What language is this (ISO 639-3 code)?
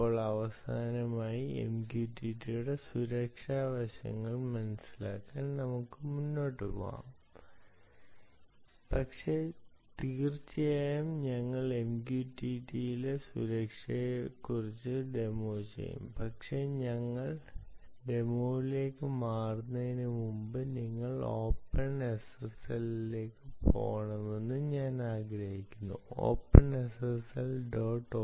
mal